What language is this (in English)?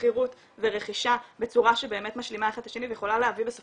Hebrew